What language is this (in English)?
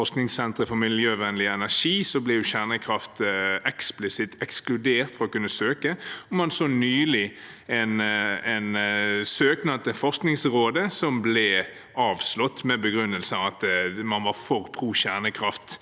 Norwegian